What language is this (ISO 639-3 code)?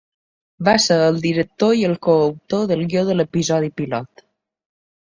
cat